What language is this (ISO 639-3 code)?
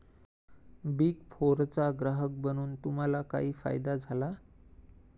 mar